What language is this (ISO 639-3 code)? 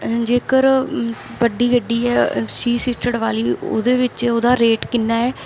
pan